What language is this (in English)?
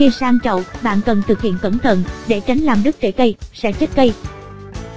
Vietnamese